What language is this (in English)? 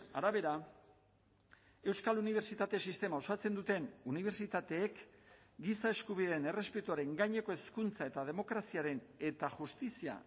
Basque